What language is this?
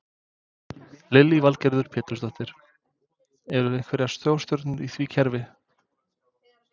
Icelandic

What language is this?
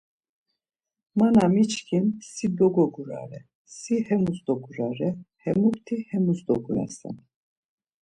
Laz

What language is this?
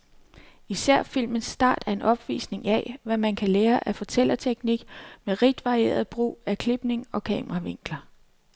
Danish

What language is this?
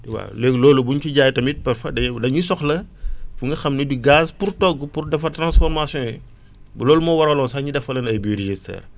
Wolof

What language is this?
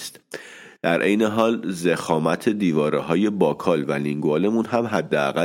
Persian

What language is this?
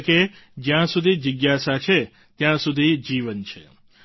Gujarati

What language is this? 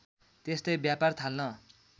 Nepali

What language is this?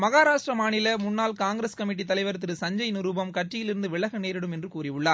Tamil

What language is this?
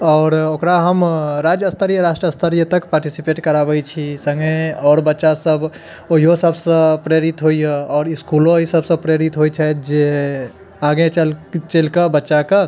Maithili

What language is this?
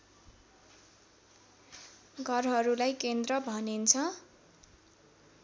Nepali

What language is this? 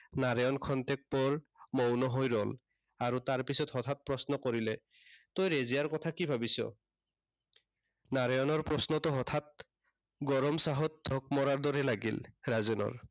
Assamese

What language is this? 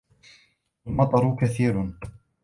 Arabic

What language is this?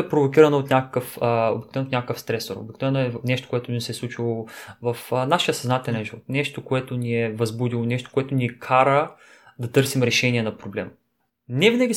Bulgarian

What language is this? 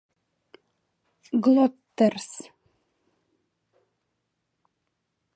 Mari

